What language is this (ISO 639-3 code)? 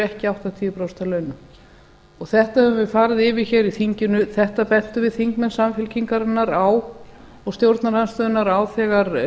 isl